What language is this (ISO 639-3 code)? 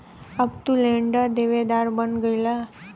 bho